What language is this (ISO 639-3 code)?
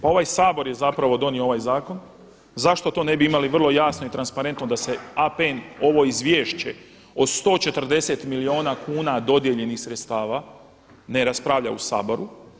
hrv